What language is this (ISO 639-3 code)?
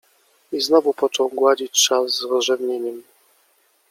pol